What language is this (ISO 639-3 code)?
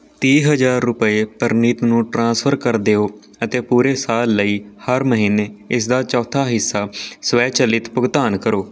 pan